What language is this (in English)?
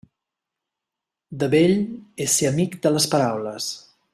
Catalan